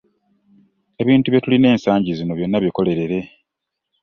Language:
Ganda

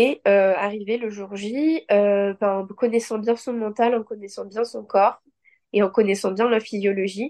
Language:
French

